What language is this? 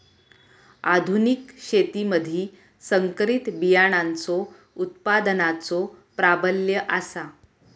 Marathi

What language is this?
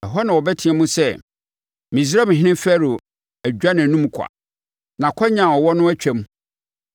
Akan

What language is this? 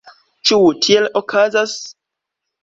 Esperanto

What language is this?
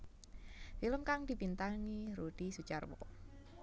Javanese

